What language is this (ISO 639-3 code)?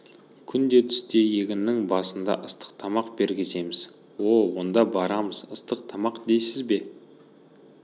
kaz